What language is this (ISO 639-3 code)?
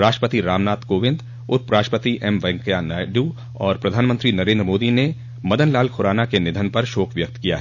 hin